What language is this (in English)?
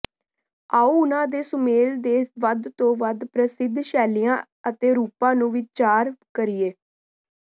Punjabi